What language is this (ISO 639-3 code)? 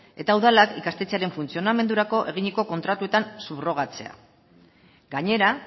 eus